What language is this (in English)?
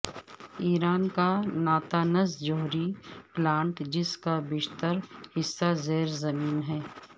Urdu